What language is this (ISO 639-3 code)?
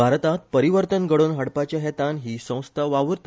kok